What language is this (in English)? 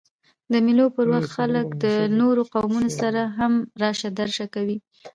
Pashto